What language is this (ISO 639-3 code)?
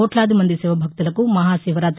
tel